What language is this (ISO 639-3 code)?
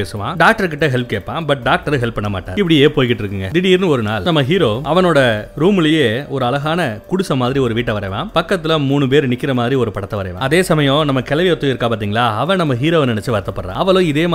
tam